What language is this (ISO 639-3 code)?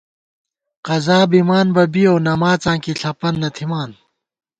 gwt